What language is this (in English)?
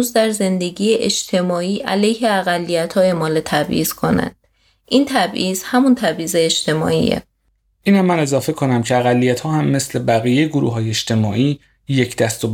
Persian